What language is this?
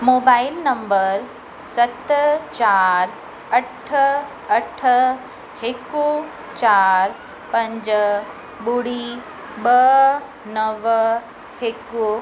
Sindhi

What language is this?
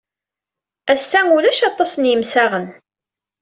Kabyle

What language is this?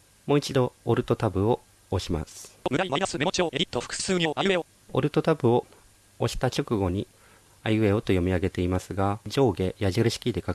Japanese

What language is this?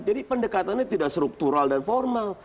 Indonesian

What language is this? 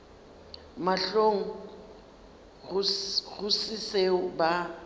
Northern Sotho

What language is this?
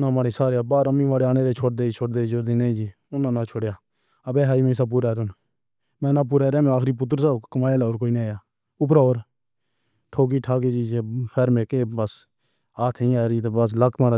Pahari-Potwari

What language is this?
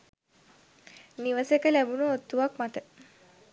Sinhala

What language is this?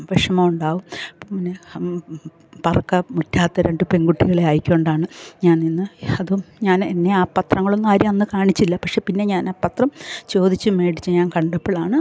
Malayalam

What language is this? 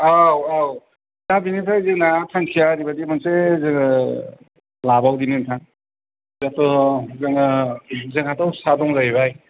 Bodo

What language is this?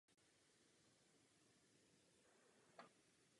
Czech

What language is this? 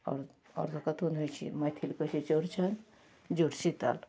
Maithili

